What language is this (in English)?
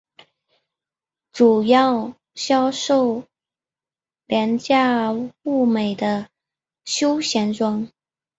Chinese